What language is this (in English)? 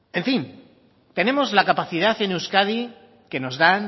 Spanish